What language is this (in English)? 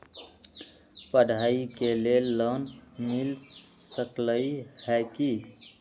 Magahi